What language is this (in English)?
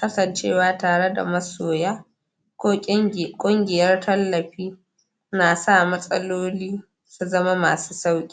Hausa